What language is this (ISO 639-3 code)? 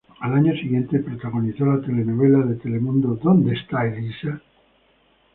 spa